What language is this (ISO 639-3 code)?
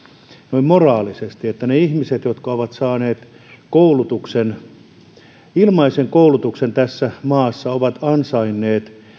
fin